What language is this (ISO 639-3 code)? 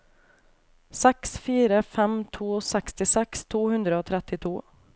nor